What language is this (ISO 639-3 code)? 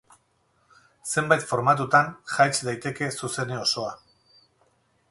eus